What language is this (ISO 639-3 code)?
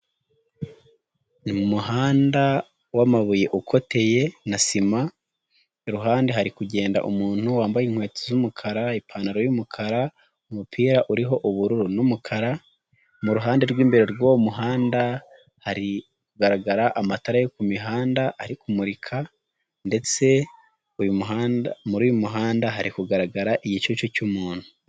kin